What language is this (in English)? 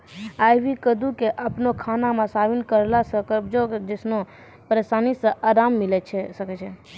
Maithili